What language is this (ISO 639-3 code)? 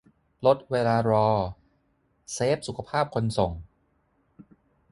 tha